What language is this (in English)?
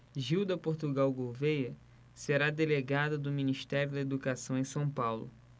Portuguese